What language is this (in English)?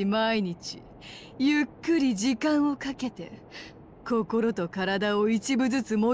Japanese